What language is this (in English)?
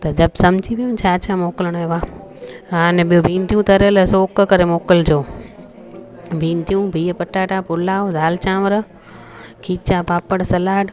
Sindhi